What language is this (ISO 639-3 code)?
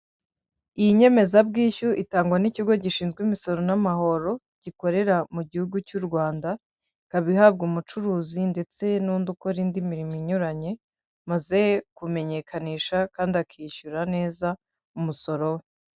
kin